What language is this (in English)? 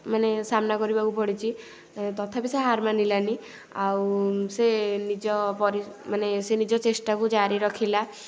Odia